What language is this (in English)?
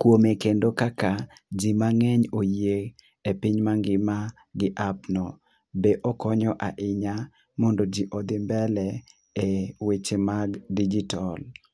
Luo (Kenya and Tanzania)